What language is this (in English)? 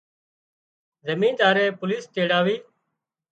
Wadiyara Koli